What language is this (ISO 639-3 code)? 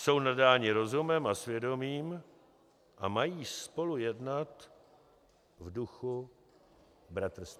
ces